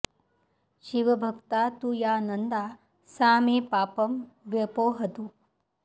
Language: Sanskrit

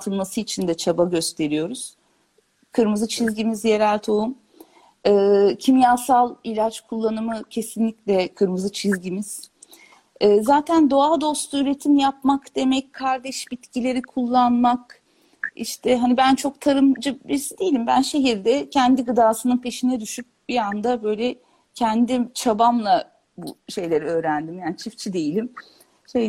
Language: Turkish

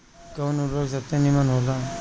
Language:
Bhojpuri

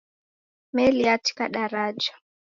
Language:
Taita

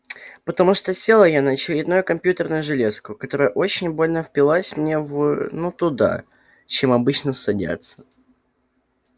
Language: Russian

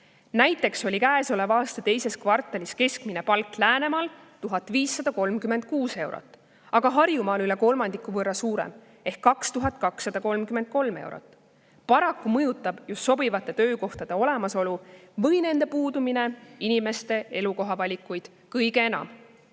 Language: Estonian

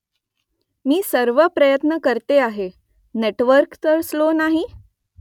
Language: Marathi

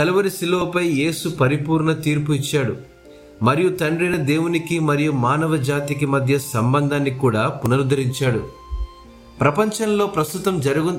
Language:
Telugu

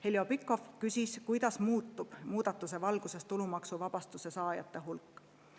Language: Estonian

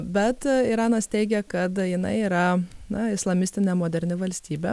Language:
Lithuanian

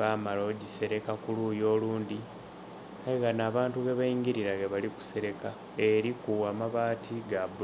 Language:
Soga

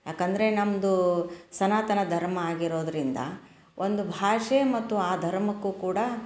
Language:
Kannada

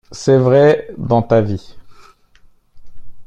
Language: French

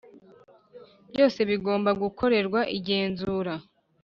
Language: Kinyarwanda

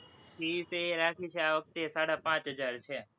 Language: Gujarati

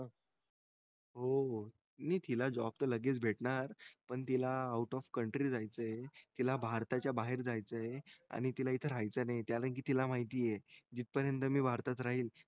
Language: Marathi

